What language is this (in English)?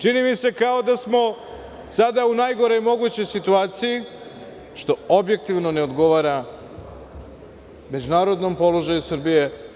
Serbian